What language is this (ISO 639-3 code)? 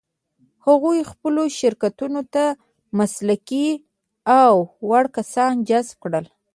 pus